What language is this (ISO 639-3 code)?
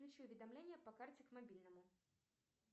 rus